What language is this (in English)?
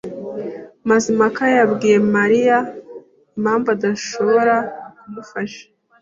Kinyarwanda